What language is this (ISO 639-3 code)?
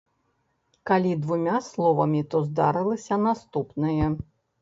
bel